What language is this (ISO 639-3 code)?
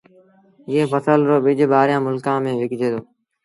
sbn